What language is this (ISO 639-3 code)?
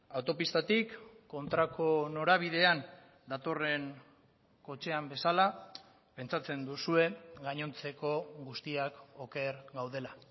eus